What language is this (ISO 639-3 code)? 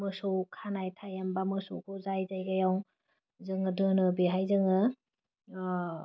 brx